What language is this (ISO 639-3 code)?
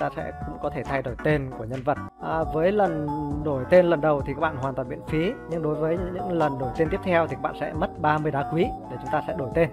vie